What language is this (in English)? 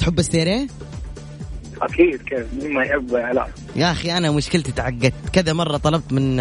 Arabic